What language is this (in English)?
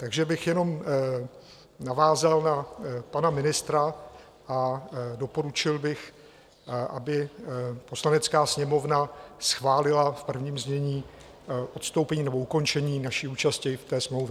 Czech